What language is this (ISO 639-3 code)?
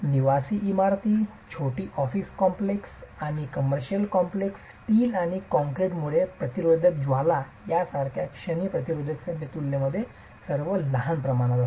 mar